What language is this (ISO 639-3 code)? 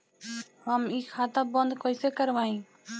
bho